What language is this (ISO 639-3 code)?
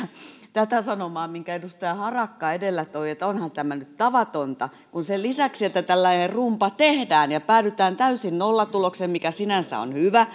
fin